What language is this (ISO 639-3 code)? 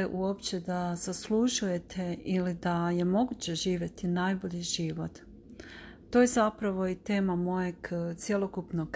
hrv